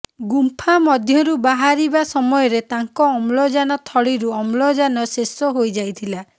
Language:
Odia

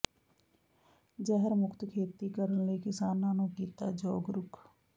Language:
Punjabi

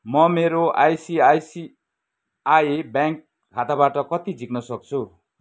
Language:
Nepali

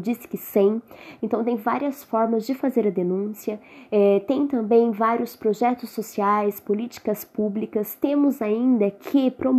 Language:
Portuguese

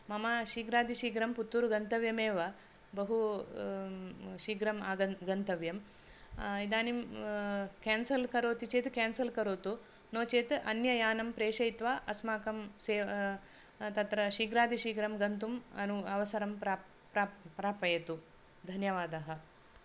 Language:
Sanskrit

